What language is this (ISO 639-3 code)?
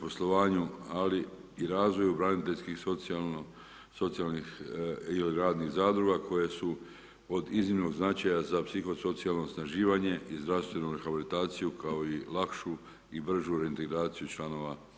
hrv